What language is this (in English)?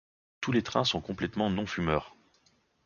French